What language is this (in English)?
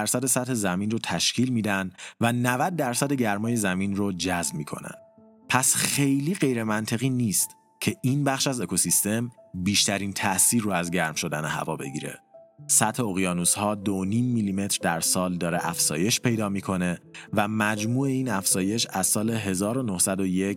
Persian